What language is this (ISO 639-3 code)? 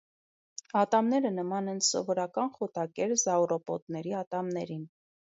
hye